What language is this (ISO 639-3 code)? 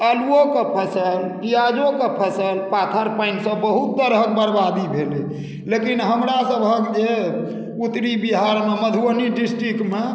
mai